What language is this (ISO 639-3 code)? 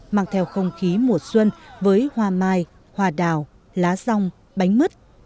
vie